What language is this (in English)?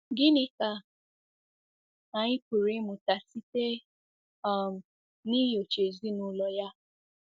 Igbo